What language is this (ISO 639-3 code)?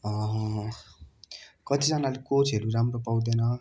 nep